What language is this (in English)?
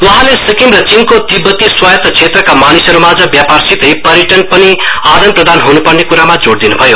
Nepali